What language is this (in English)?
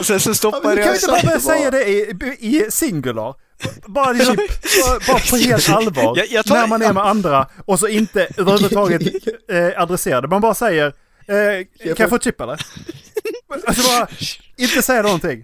Swedish